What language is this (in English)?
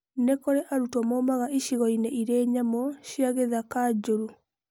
Kikuyu